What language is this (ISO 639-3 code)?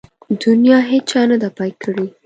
pus